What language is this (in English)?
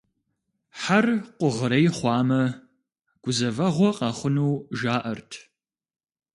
Kabardian